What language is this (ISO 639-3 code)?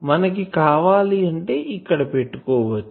tel